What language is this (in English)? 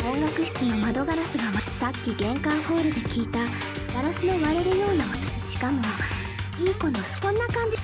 Japanese